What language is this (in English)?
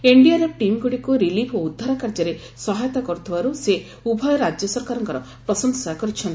Odia